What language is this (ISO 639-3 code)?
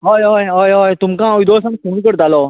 kok